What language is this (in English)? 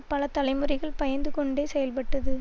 Tamil